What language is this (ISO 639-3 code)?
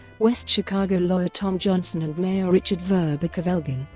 eng